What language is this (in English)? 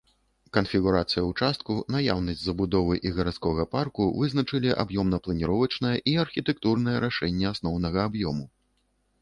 Belarusian